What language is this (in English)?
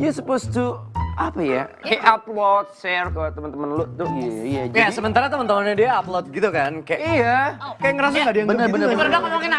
Indonesian